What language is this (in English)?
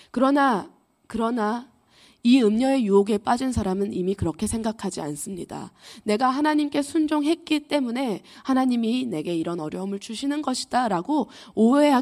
Korean